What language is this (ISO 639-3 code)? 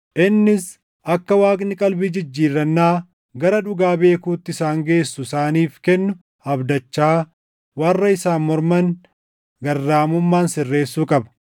orm